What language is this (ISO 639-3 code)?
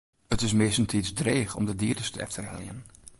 fry